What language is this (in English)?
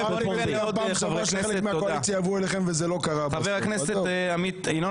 Hebrew